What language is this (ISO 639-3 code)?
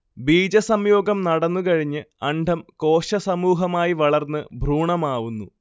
mal